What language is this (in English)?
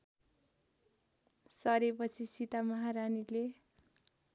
Nepali